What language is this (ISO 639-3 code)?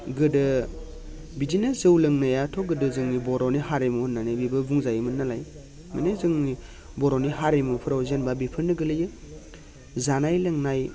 brx